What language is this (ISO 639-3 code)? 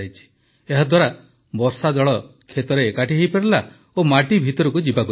ori